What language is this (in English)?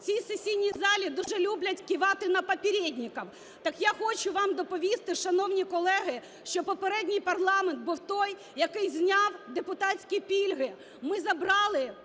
Ukrainian